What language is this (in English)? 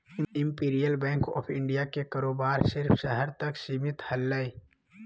Magahi